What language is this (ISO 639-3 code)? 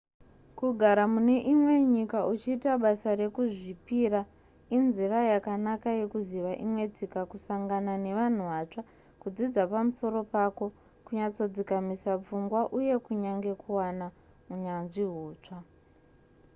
sna